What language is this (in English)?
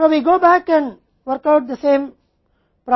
Hindi